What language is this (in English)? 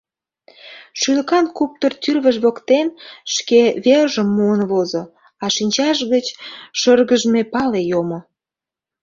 Mari